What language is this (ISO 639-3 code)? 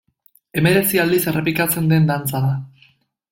eus